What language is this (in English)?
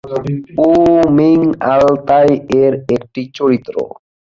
Bangla